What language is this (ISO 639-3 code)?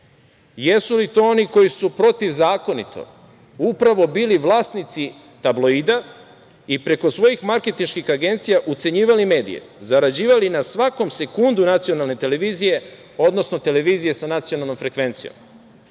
srp